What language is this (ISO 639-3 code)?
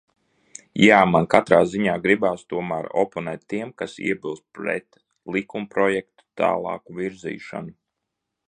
lav